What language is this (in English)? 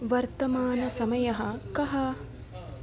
Sanskrit